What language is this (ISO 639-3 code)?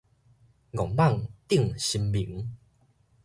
nan